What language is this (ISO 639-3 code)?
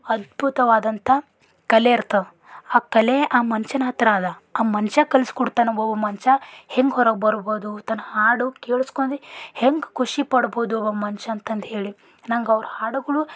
kan